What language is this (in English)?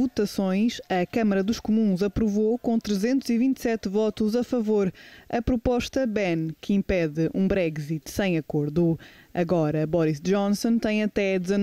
Portuguese